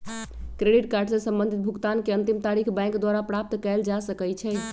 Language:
Magahi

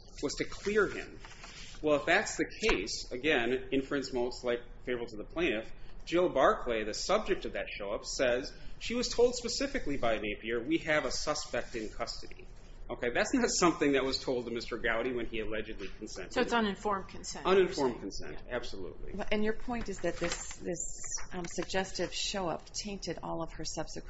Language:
English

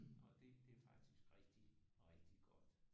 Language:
Danish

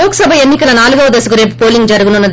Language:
Telugu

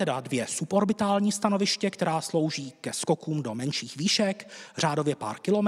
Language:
Czech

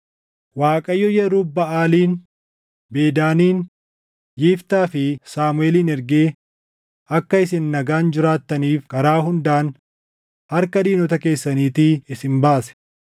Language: Oromo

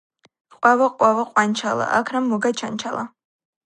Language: Georgian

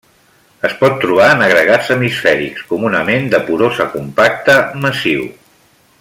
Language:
Catalan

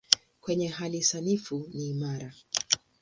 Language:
Swahili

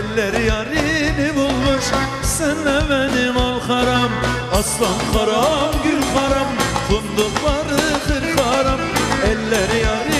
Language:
Turkish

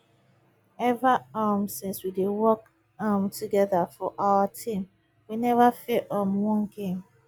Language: Nigerian Pidgin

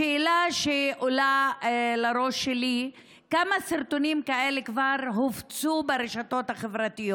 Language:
Hebrew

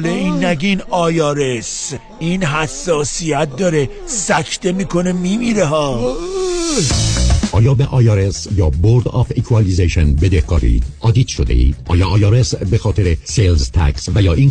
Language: Persian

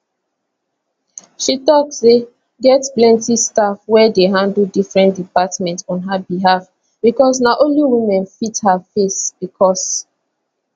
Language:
Nigerian Pidgin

